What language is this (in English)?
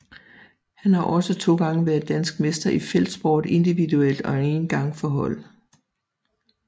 Danish